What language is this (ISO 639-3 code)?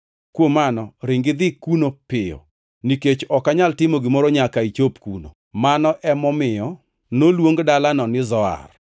luo